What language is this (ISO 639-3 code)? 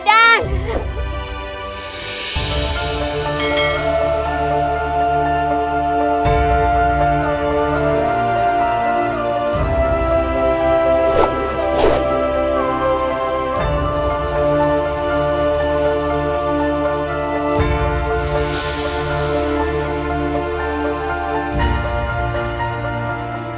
ind